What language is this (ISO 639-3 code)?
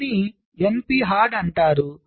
tel